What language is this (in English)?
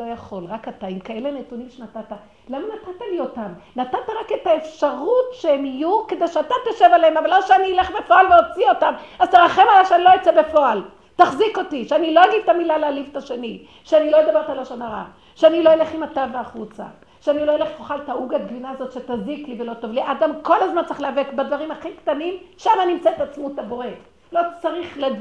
Hebrew